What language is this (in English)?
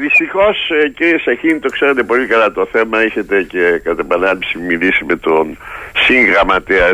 Greek